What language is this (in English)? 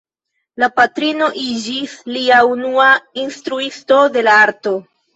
Esperanto